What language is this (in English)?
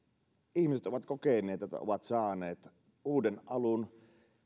Finnish